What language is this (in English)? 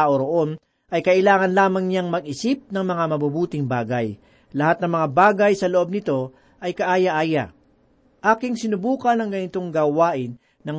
Filipino